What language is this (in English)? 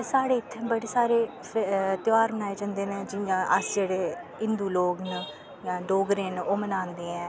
Dogri